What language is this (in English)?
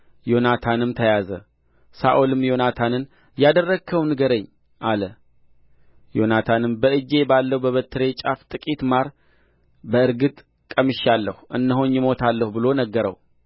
Amharic